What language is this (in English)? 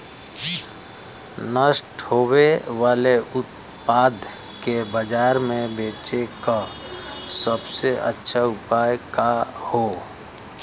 Bhojpuri